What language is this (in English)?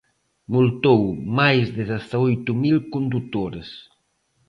Galician